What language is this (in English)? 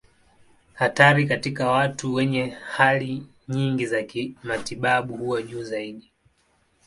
Swahili